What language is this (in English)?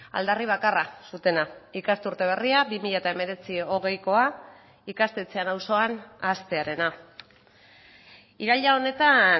Basque